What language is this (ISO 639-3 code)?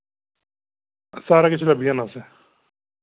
doi